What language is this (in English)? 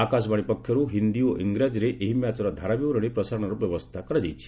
Odia